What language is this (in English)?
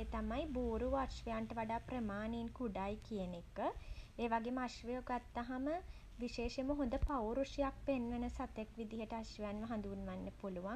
Sinhala